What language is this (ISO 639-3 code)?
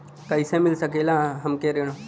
bho